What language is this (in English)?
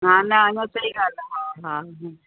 Sindhi